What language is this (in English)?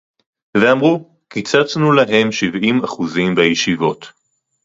Hebrew